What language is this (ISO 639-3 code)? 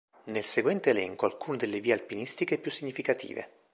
ita